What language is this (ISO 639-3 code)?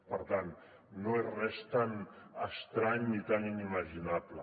cat